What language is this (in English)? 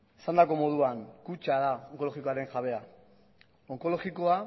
Basque